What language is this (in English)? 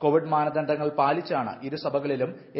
Malayalam